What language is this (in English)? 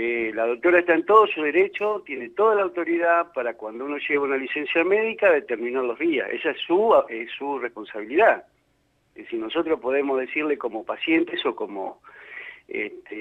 Spanish